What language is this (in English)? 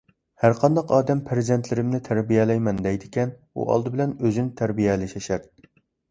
Uyghur